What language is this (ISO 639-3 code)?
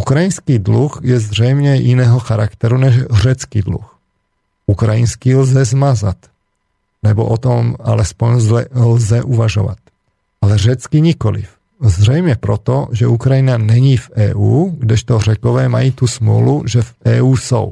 slk